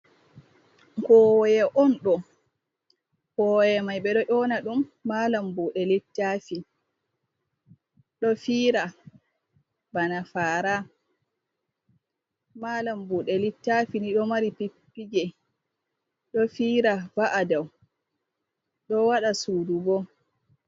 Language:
Fula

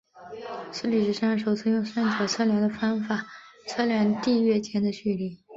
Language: Chinese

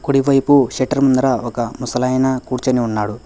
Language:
Telugu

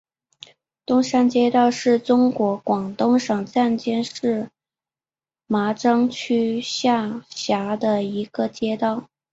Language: Chinese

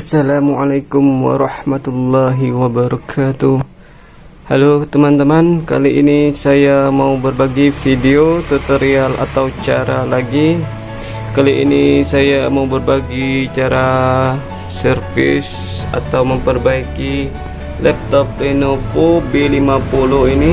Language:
Indonesian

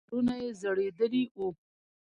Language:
Pashto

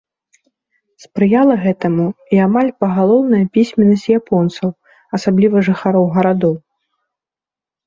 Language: Belarusian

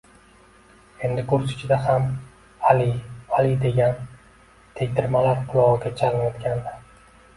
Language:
Uzbek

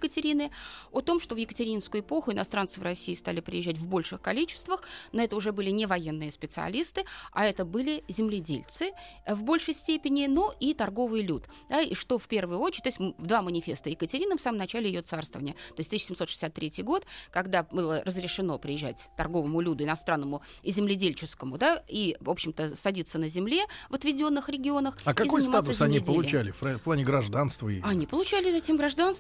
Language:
Russian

